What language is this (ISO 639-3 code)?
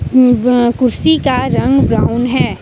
hin